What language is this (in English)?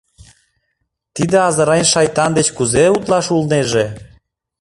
Mari